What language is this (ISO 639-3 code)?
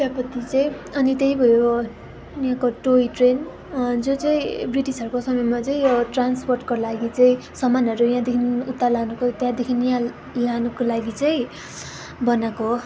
nep